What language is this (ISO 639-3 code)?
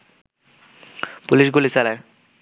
ben